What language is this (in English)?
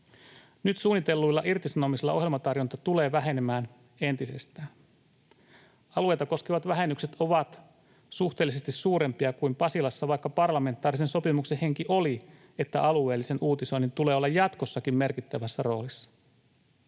Finnish